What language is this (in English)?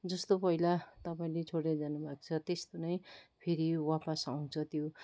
Nepali